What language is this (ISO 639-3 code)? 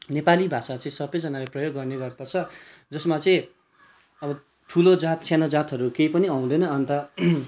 nep